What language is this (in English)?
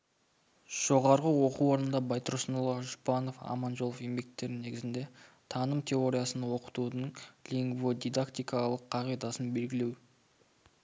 Kazakh